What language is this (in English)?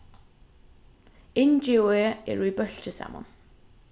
Faroese